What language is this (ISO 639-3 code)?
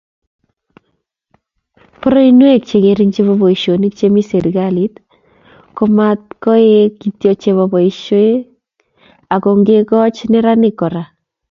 kln